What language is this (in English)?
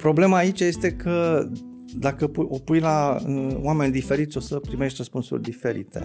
Romanian